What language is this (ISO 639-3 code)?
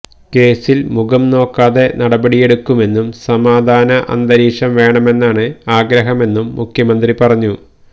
mal